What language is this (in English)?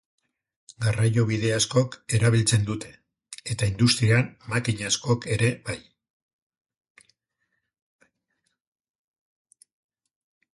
Basque